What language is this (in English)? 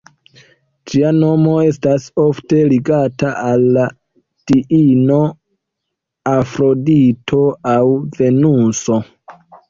Esperanto